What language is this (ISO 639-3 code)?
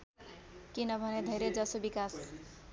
nep